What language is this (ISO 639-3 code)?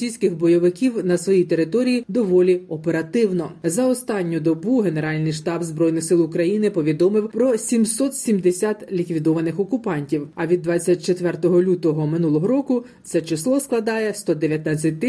ukr